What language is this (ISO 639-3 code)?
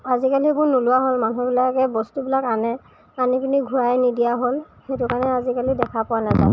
asm